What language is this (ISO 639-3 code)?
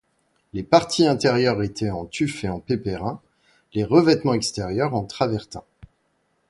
fra